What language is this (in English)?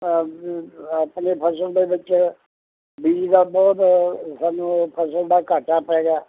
Punjabi